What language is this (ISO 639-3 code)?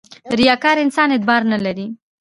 pus